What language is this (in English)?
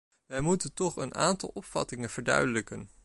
Dutch